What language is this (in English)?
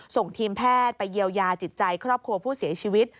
Thai